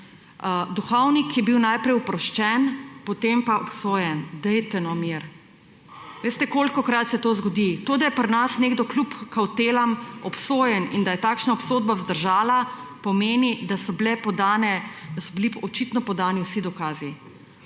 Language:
Slovenian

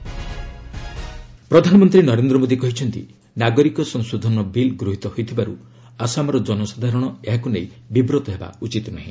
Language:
Odia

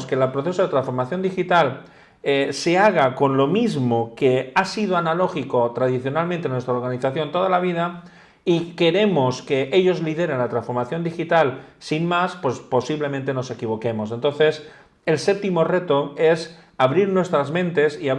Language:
Spanish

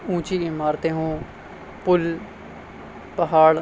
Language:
Urdu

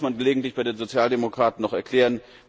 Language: German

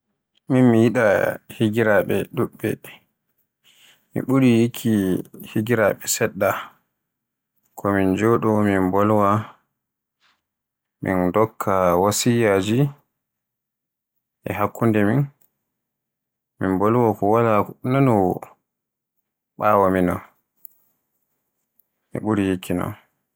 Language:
Borgu Fulfulde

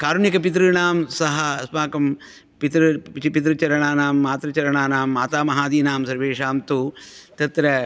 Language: Sanskrit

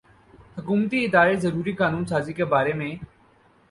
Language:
Urdu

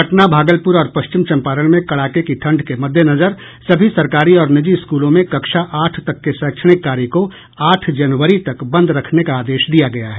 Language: Hindi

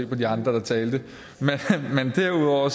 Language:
Danish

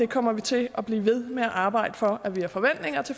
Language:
Danish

